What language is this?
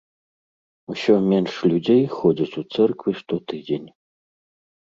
Belarusian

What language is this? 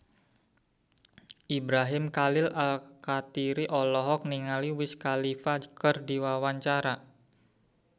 Sundanese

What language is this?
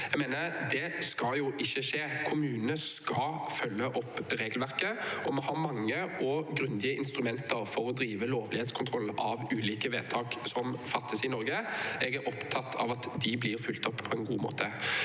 Norwegian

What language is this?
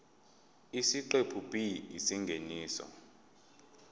Zulu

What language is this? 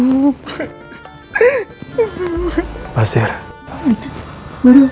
Indonesian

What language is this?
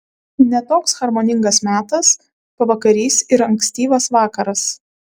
Lithuanian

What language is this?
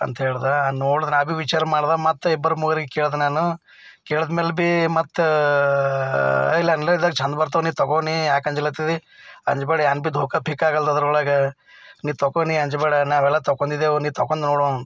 Kannada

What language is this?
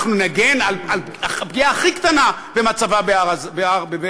Hebrew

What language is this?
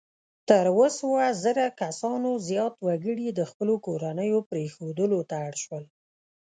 Pashto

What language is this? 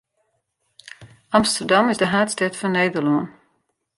Western Frisian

